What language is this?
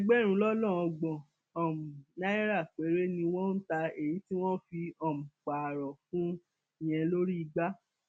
Yoruba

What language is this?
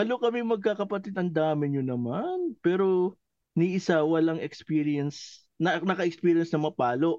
Filipino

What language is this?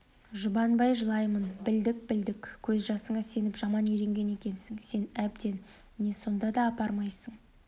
Kazakh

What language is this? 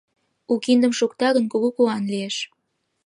Mari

